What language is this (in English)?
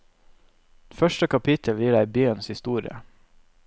Norwegian